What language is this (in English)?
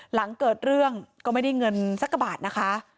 Thai